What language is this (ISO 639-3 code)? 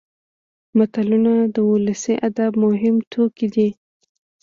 pus